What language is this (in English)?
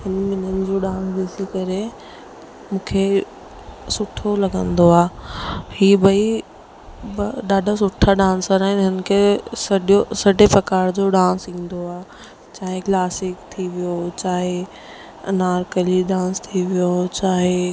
Sindhi